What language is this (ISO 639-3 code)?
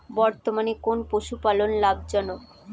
ben